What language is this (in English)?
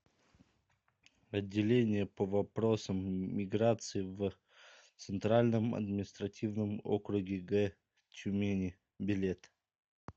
Russian